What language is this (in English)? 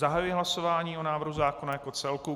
Czech